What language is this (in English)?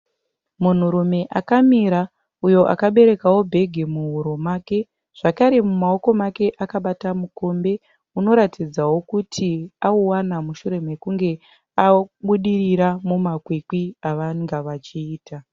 Shona